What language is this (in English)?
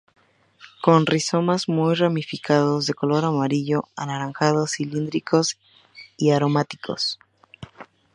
Spanish